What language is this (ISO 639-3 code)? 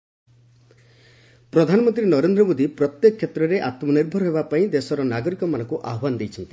ori